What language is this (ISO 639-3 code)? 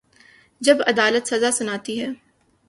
urd